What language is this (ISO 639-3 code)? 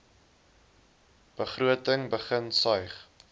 afr